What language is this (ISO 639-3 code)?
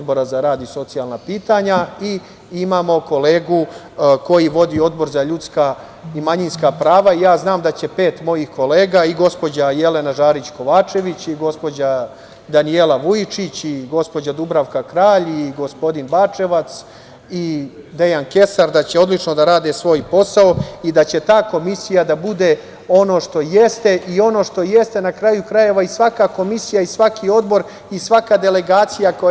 srp